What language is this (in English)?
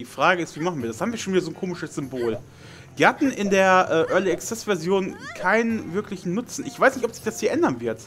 German